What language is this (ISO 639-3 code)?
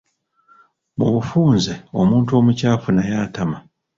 lug